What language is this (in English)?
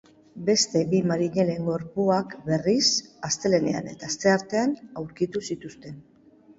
Basque